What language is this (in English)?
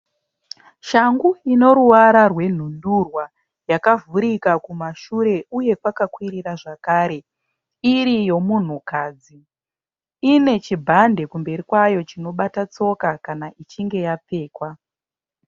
Shona